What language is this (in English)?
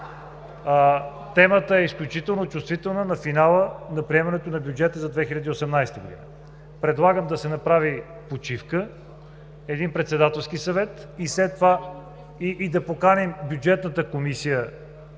Bulgarian